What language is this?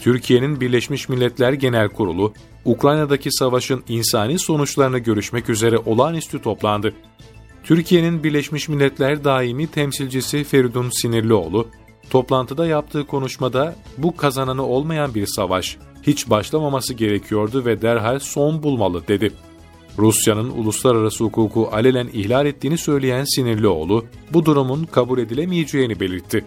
Turkish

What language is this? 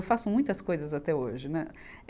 Portuguese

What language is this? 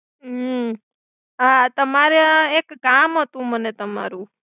Gujarati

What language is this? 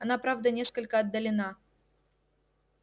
Russian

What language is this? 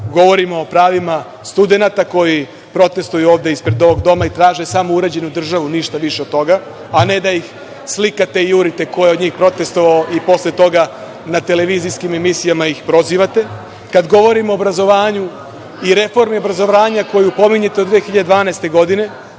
Serbian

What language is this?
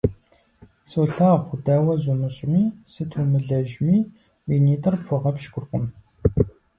Kabardian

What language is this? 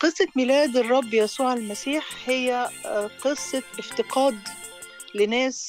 Arabic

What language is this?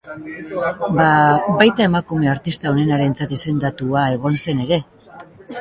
Basque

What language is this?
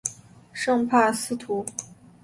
Chinese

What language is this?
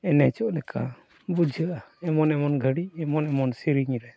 Santali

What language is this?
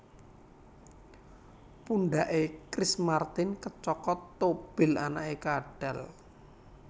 Javanese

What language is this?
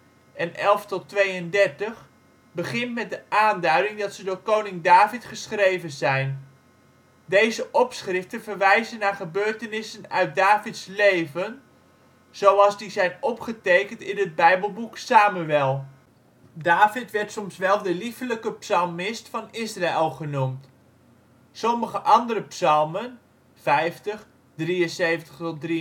Dutch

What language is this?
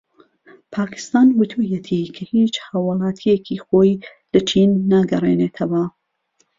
Central Kurdish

